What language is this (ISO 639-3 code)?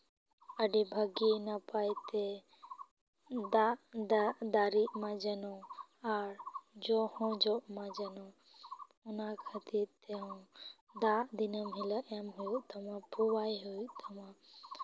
sat